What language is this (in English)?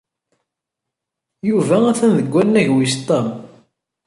Kabyle